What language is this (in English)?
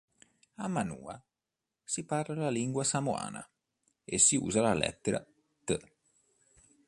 Italian